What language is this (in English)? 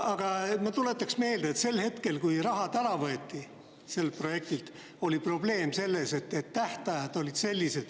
Estonian